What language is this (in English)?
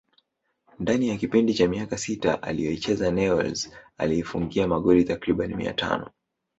Swahili